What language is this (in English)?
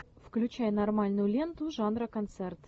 Russian